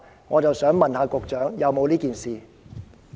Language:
Cantonese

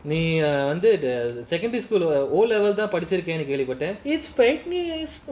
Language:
English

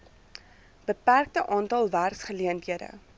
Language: Afrikaans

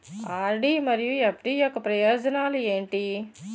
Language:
Telugu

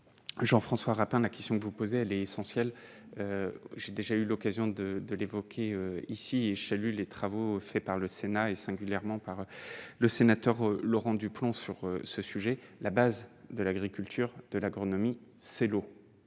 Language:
French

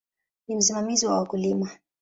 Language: Swahili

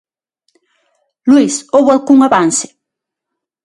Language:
Galician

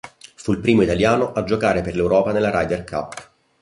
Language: Italian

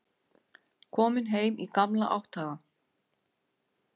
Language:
Icelandic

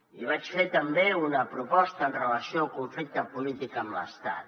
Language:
Catalan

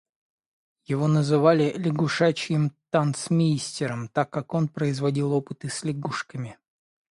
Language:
Russian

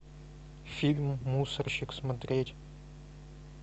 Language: Russian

